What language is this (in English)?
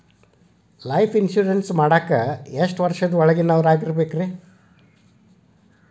Kannada